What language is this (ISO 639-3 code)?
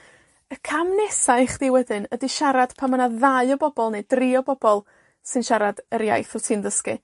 cym